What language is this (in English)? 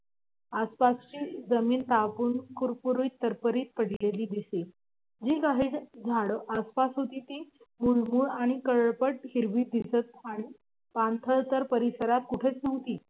Marathi